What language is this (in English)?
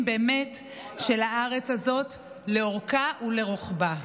Hebrew